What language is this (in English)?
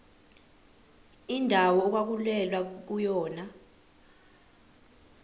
Zulu